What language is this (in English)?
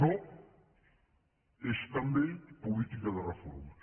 Catalan